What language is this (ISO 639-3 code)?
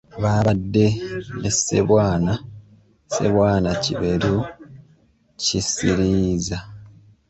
lug